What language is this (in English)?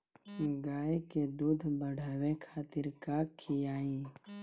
Bhojpuri